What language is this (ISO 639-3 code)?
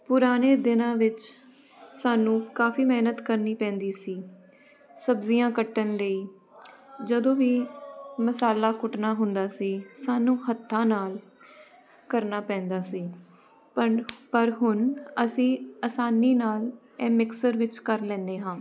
pan